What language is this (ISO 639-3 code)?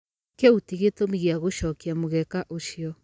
kik